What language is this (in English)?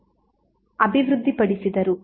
Kannada